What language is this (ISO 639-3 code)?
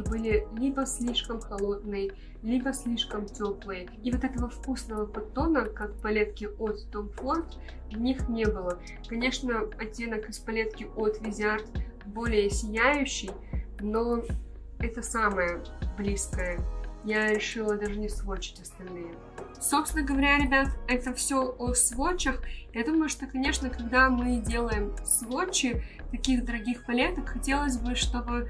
rus